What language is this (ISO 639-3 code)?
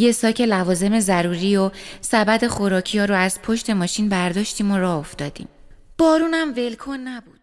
fas